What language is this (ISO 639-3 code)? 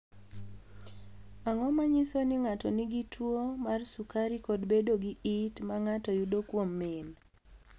luo